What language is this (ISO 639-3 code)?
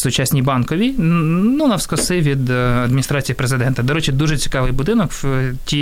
ukr